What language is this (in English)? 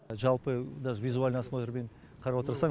Kazakh